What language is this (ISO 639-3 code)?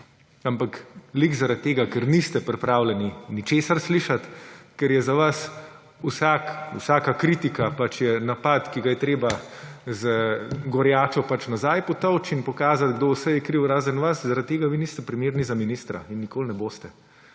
slv